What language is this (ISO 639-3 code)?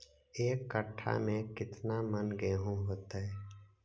mag